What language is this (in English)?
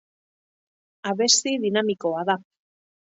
Basque